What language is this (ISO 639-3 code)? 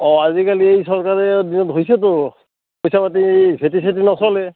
asm